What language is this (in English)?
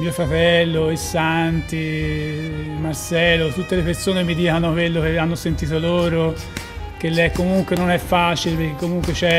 Italian